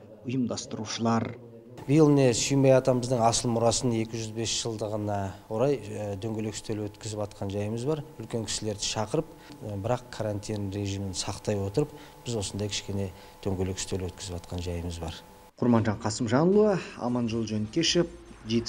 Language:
Russian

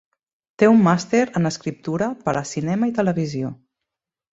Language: Catalan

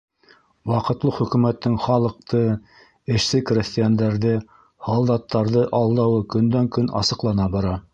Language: Bashkir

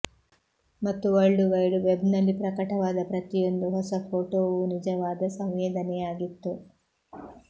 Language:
Kannada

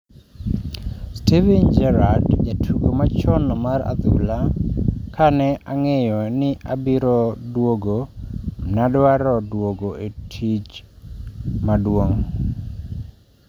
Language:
Luo (Kenya and Tanzania)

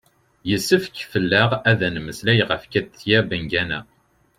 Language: Kabyle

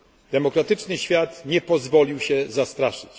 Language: Polish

